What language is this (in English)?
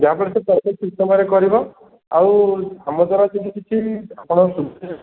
Odia